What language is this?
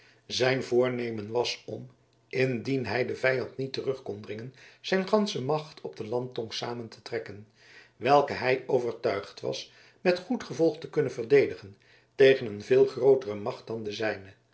Dutch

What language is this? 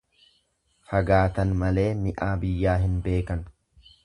Oromo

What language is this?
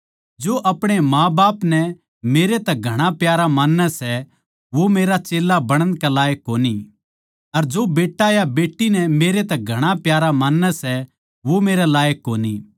Haryanvi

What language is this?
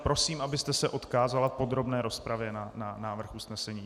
Czech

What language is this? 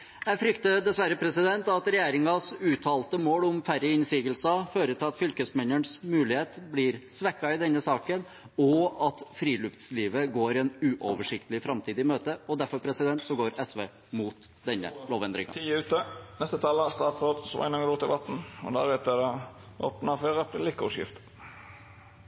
Norwegian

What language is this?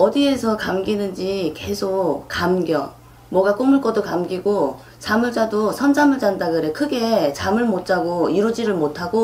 Korean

